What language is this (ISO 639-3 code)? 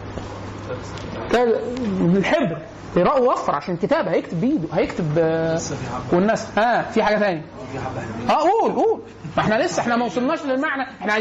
ara